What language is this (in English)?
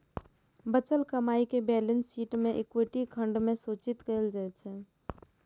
Maithili